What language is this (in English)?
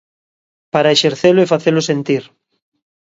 Galician